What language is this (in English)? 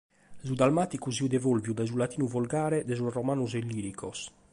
Sardinian